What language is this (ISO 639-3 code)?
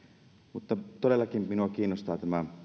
fin